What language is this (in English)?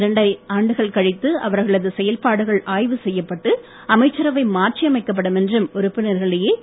Tamil